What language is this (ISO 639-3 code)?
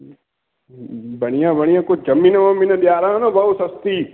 snd